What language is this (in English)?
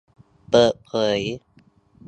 Thai